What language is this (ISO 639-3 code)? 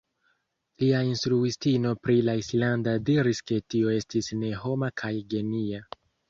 epo